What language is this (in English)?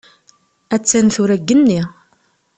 Kabyle